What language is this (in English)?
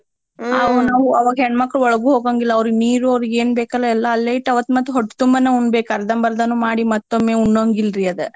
Kannada